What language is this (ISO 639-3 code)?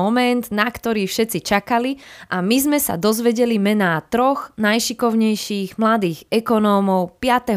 slk